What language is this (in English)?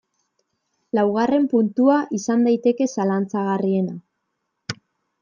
Basque